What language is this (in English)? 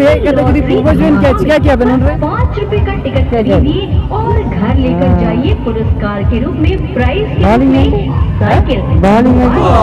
Indonesian